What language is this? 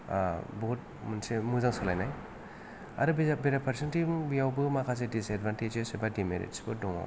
Bodo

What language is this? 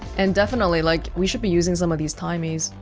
English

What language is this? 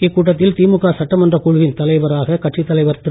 Tamil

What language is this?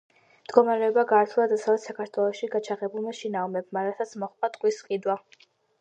Georgian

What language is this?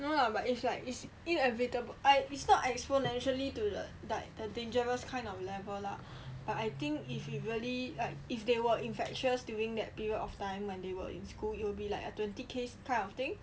English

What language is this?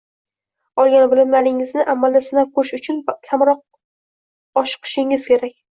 Uzbek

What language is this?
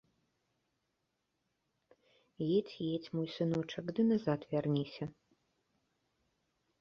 Belarusian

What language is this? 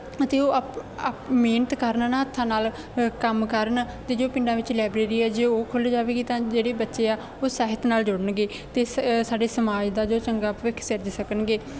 Punjabi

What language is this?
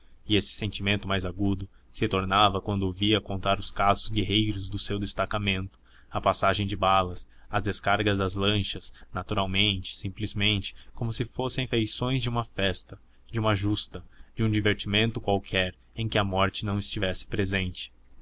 Portuguese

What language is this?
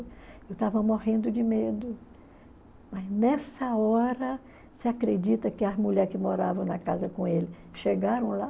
Portuguese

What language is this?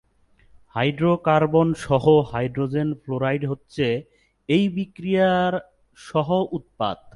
Bangla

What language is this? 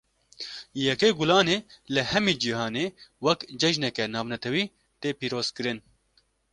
Kurdish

